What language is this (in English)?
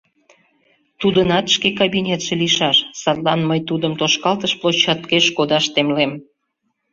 Mari